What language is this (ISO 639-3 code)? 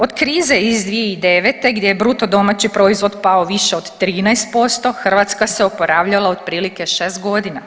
hrv